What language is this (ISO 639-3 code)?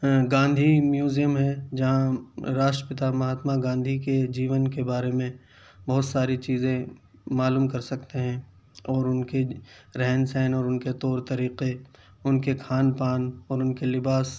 urd